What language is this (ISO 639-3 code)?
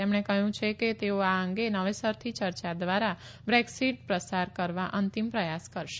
guj